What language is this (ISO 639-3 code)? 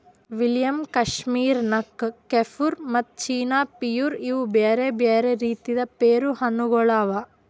kan